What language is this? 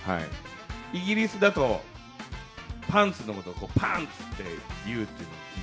Japanese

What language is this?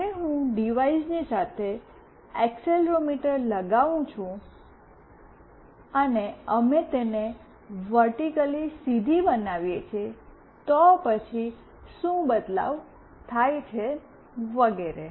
Gujarati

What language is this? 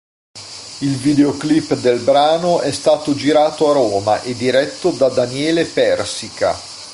Italian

